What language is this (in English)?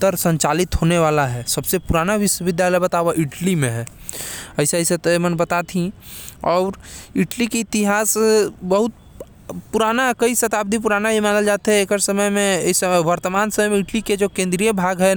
Korwa